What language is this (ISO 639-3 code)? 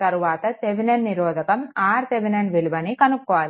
tel